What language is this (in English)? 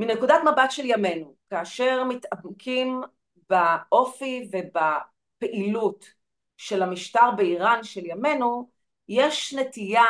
Hebrew